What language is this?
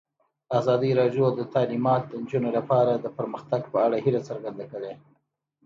Pashto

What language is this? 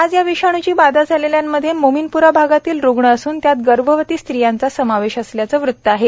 Marathi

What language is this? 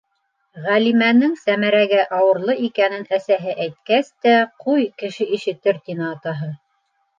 Bashkir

